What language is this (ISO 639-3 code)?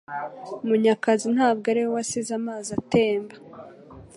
kin